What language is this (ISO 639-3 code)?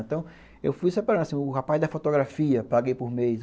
por